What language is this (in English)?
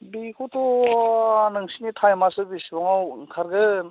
Bodo